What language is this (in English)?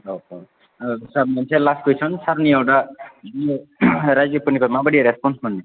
Bodo